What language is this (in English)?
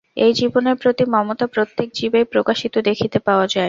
Bangla